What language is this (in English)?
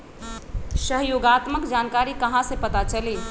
Magahi